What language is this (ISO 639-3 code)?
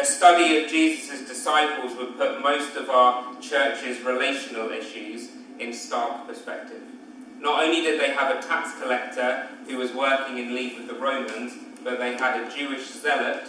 eng